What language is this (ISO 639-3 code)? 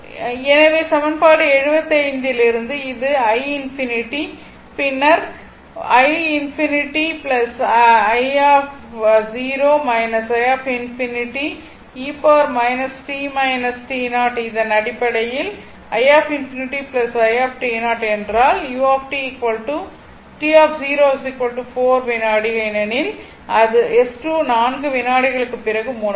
tam